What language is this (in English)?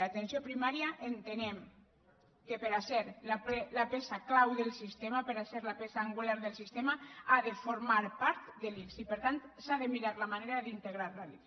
Catalan